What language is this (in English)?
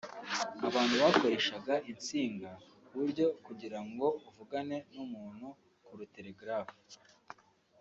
Kinyarwanda